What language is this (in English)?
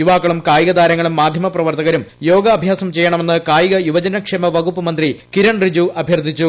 Malayalam